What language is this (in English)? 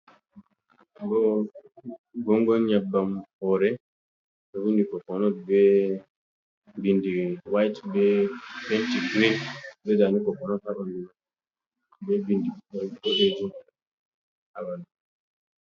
Fula